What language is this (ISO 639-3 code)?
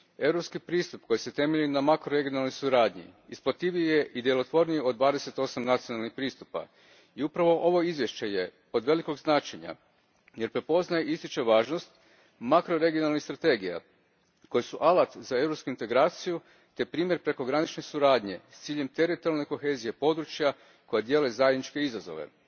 hrv